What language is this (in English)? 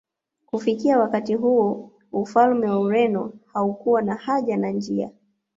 Swahili